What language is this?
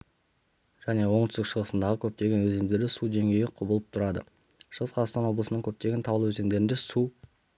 Kazakh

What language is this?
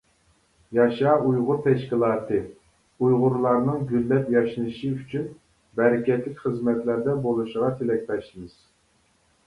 Uyghur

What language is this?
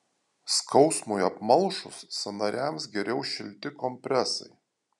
Lithuanian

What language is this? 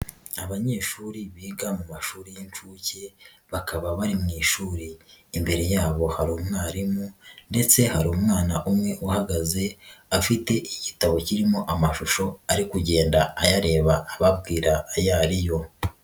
Kinyarwanda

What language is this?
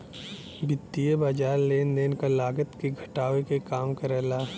Bhojpuri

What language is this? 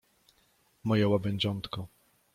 Polish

